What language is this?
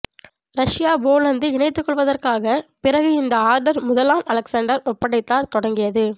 Tamil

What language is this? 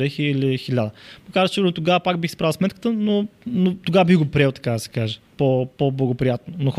Bulgarian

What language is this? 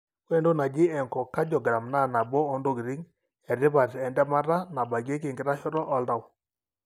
Masai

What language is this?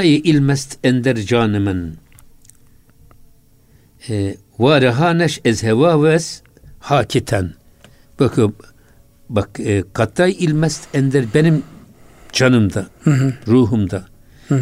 Turkish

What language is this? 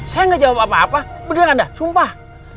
Indonesian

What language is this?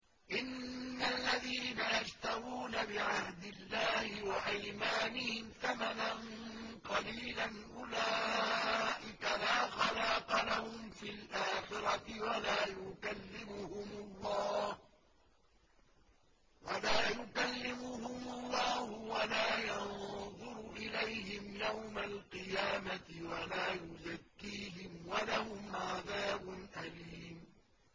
Arabic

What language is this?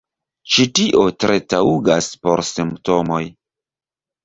Esperanto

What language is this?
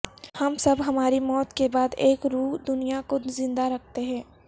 Urdu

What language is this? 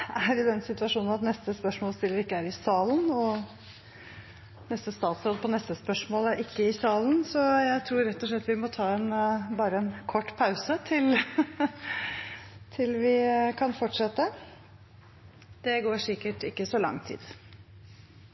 Norwegian Nynorsk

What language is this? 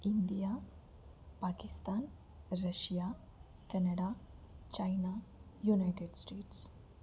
Telugu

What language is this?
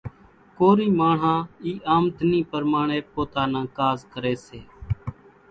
Kachi Koli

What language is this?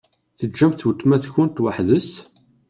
Kabyle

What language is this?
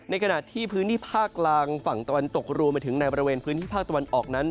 Thai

